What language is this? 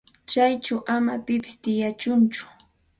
Santa Ana de Tusi Pasco Quechua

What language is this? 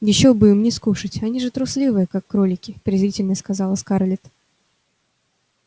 Russian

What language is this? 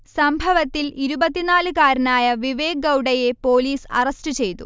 Malayalam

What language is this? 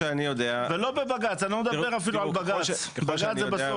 Hebrew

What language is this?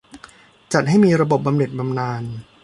Thai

